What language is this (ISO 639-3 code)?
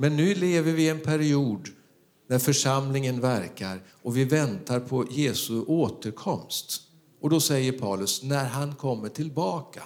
swe